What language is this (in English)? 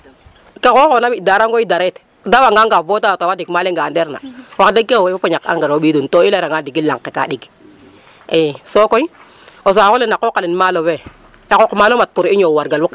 Serer